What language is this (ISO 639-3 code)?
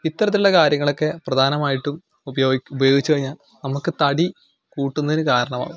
mal